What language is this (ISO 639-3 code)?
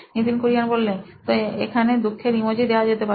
ben